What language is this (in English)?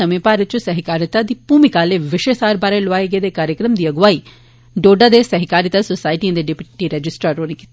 Dogri